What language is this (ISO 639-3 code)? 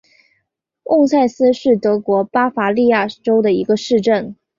zho